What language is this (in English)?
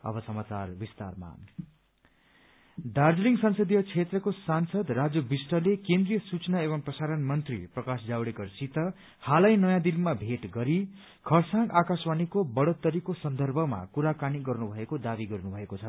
Nepali